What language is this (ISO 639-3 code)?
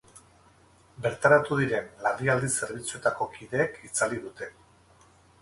eus